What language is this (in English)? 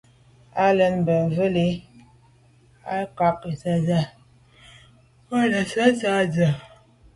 Medumba